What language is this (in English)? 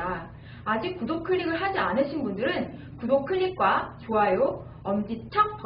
Korean